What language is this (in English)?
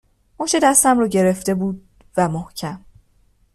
Persian